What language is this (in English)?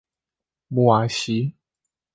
Chinese